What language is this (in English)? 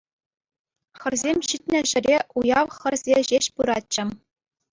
Chuvash